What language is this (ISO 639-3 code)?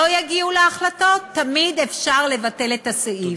heb